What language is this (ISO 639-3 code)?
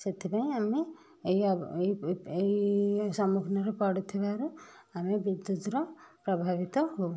ori